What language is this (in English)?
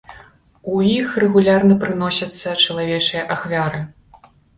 Belarusian